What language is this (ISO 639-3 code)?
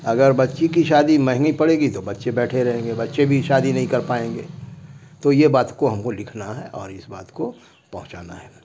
urd